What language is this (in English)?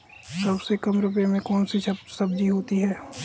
Hindi